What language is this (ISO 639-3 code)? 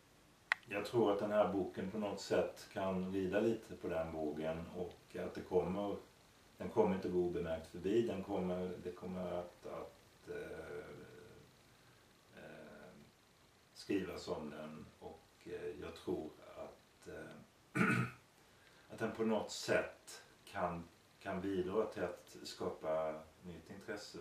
swe